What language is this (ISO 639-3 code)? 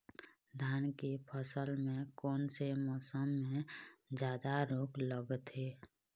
hne